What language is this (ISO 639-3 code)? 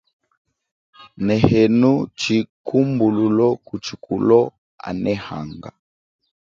cjk